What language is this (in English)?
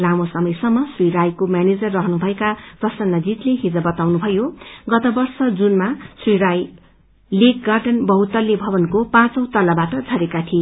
Nepali